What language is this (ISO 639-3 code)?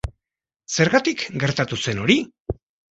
eus